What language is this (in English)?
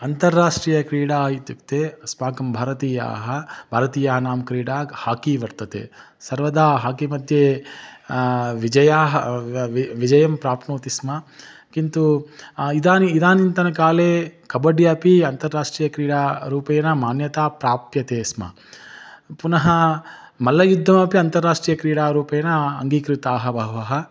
Sanskrit